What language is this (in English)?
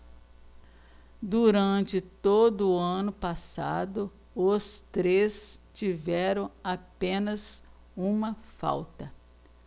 Portuguese